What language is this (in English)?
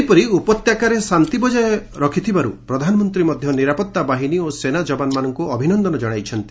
Odia